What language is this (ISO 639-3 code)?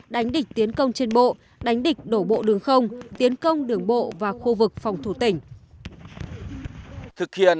vie